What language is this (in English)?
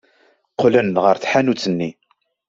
Kabyle